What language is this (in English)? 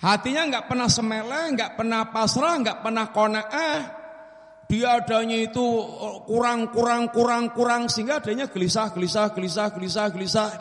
Indonesian